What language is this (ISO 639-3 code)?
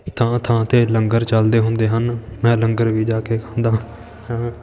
pan